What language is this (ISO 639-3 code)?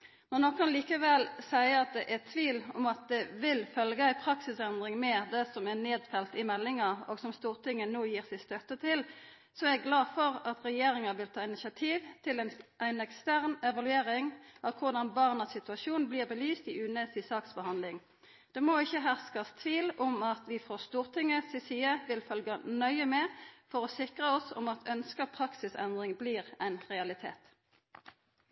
nno